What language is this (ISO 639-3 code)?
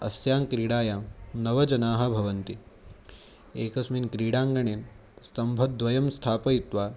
san